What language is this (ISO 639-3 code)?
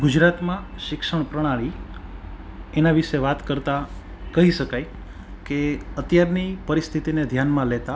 guj